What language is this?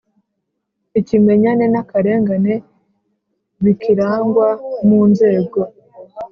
Kinyarwanda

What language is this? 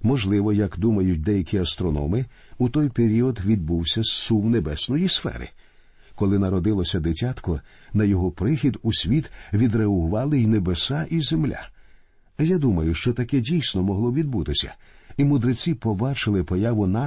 Ukrainian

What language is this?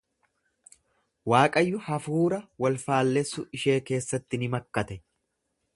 Oromo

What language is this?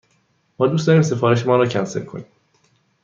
Persian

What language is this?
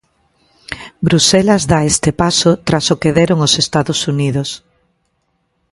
Galician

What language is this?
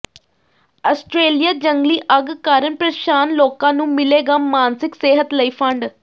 Punjabi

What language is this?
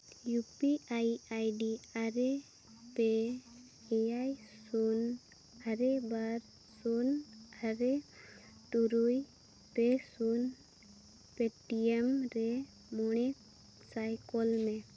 Santali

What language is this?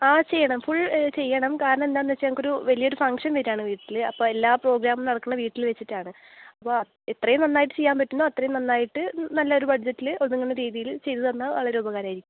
Malayalam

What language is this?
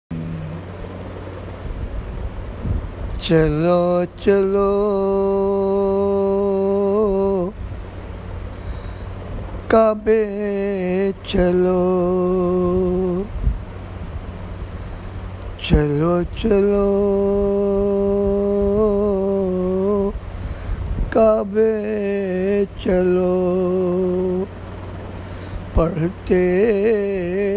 Urdu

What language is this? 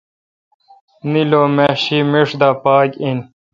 Kalkoti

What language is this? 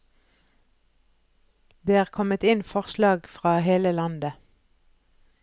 Norwegian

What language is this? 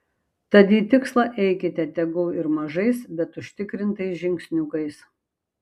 Lithuanian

